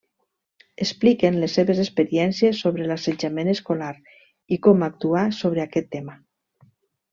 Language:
Catalan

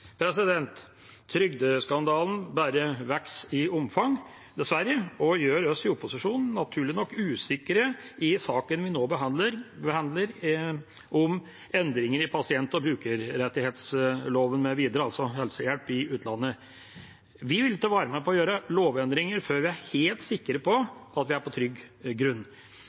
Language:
Norwegian Bokmål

